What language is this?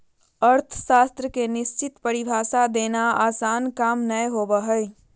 Magahi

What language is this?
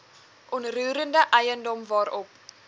Afrikaans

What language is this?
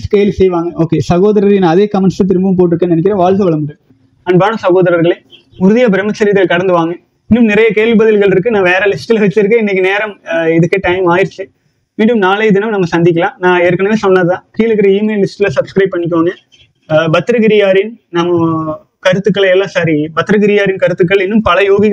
Tamil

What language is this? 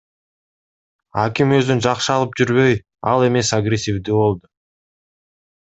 Kyrgyz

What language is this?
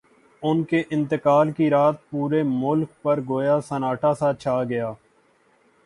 Urdu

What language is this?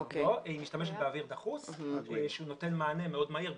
Hebrew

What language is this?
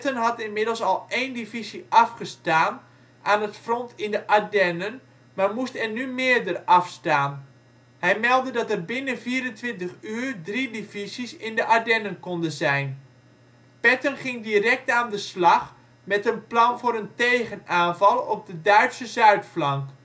Dutch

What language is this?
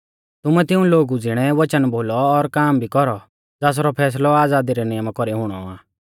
Mahasu Pahari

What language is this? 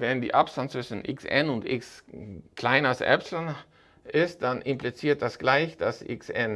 German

